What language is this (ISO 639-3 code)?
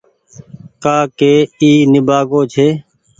gig